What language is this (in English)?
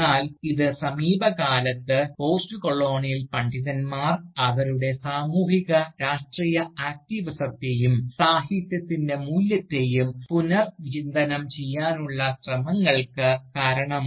Malayalam